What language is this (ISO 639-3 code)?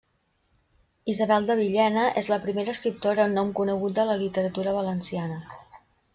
cat